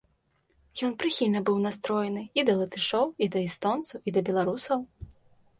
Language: Belarusian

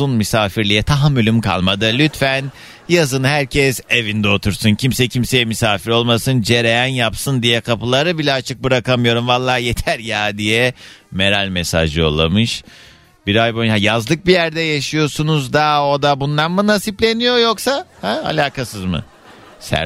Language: Turkish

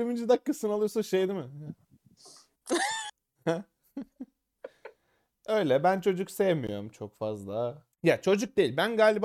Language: Turkish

